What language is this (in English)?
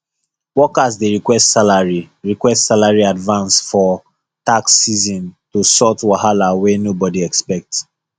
Nigerian Pidgin